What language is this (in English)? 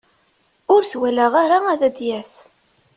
Kabyle